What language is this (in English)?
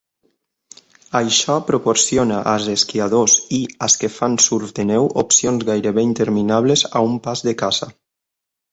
Catalan